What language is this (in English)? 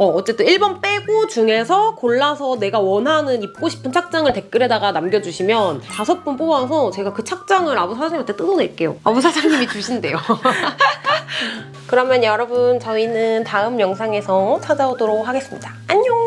Korean